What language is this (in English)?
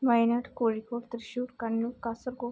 Malayalam